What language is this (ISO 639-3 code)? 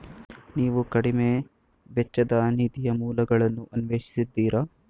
kan